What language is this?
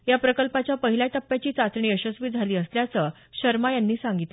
Marathi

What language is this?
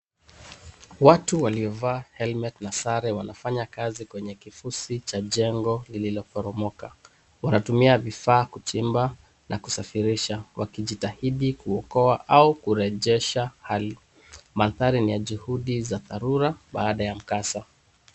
Swahili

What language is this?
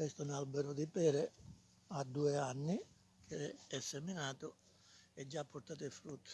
Italian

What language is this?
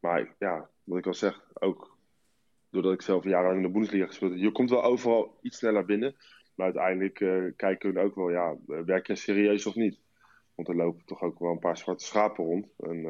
Dutch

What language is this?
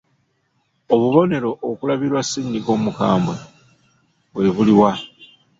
Ganda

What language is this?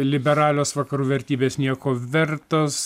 Lithuanian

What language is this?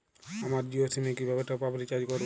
Bangla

